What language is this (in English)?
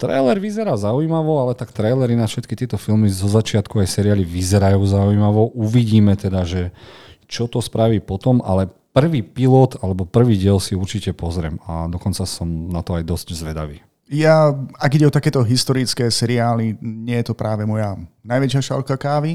Slovak